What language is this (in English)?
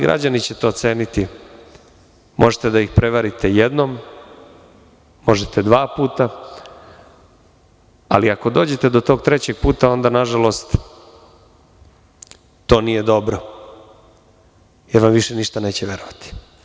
Serbian